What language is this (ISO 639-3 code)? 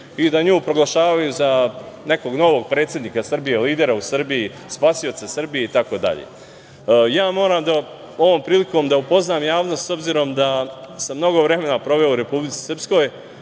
srp